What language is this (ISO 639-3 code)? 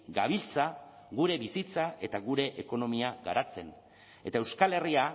eus